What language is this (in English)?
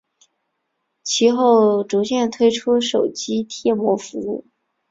Chinese